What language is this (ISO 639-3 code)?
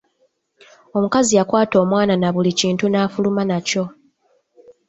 lug